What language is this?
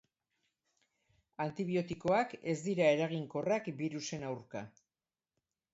Basque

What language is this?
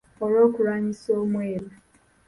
Ganda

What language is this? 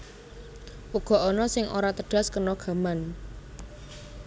Javanese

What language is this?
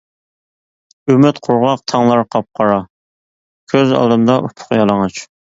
Uyghur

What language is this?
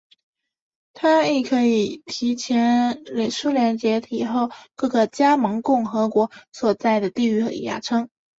Chinese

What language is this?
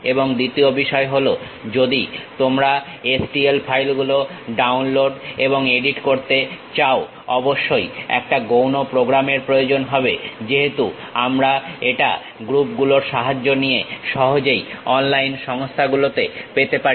Bangla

